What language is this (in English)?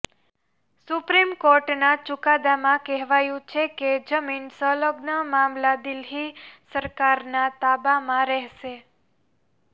Gujarati